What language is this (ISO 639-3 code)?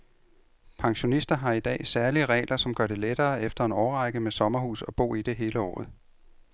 dan